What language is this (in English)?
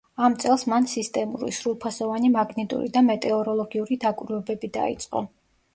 Georgian